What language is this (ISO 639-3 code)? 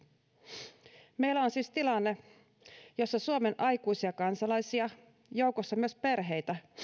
fin